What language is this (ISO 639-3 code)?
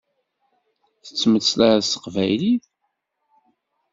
kab